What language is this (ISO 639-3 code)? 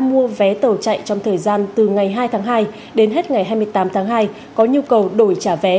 vie